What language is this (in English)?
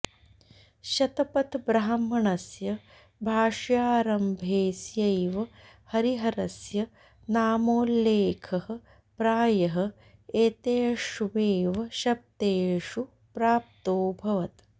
Sanskrit